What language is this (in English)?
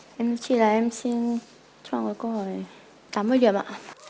Vietnamese